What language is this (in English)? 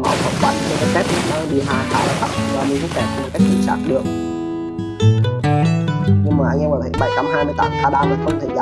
Vietnamese